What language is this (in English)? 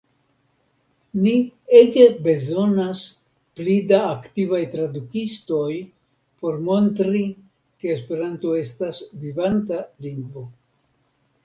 Esperanto